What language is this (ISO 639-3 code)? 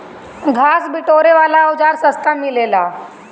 bho